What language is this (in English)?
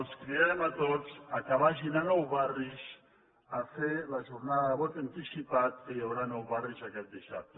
Catalan